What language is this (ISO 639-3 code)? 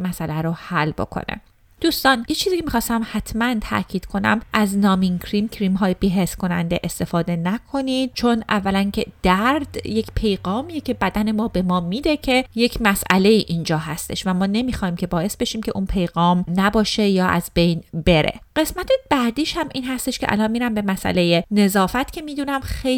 fas